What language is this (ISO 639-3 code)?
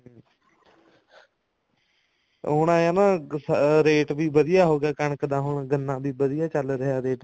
pan